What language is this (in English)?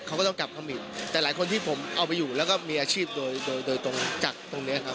Thai